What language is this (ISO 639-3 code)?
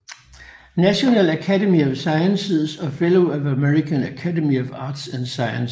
dan